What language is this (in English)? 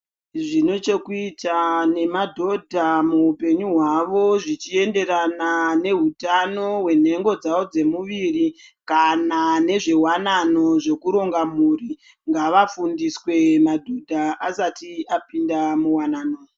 Ndau